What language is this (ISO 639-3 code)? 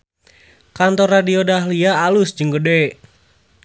sun